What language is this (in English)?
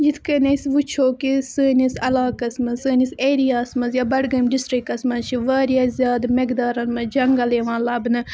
Kashmiri